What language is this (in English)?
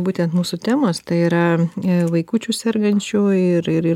Lithuanian